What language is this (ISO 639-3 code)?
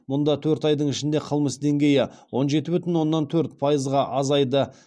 kaz